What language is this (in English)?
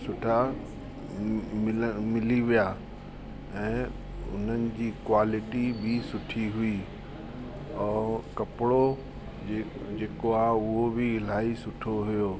Sindhi